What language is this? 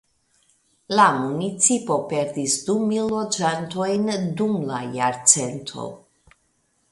Esperanto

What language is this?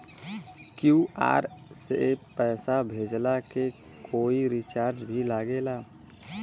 Bhojpuri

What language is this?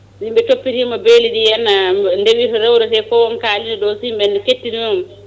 Fula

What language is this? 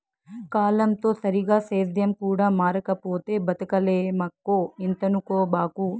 Telugu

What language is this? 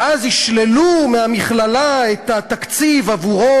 Hebrew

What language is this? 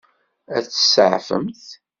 Kabyle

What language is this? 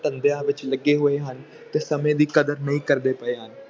Punjabi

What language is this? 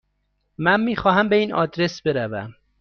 Persian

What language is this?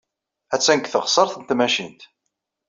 Kabyle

